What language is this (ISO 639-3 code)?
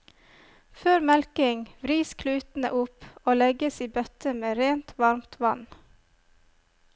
nor